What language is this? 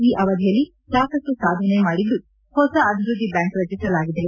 Kannada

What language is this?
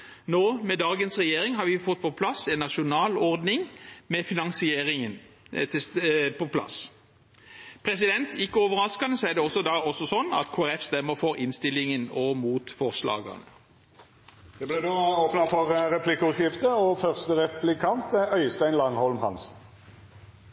Norwegian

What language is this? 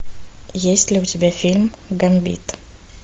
Russian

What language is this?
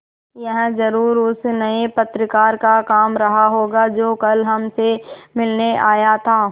Hindi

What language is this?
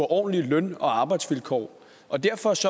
Danish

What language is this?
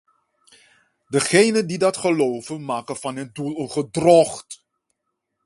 Dutch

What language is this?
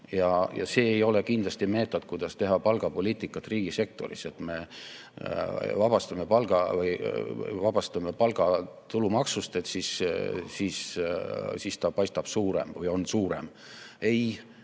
Estonian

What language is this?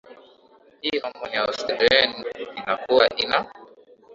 Swahili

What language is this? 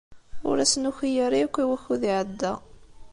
Kabyle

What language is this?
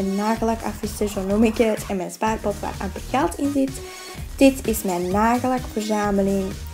Dutch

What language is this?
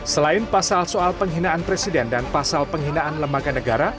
Indonesian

